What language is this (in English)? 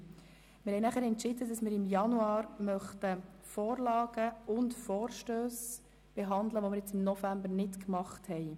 Swiss German